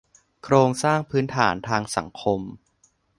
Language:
Thai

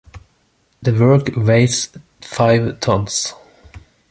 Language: English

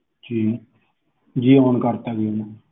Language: Punjabi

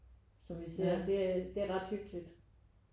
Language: Danish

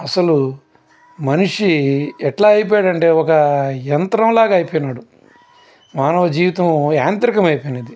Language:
Telugu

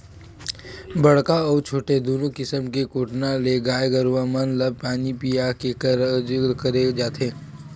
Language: Chhattisgarhi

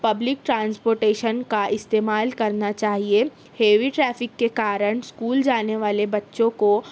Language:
Urdu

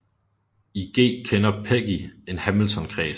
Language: Danish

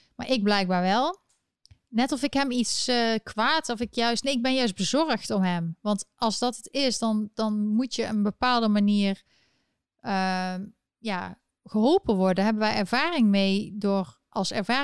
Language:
Dutch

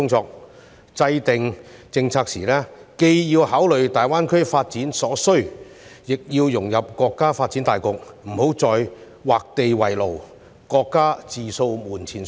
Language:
Cantonese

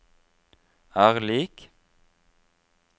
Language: Norwegian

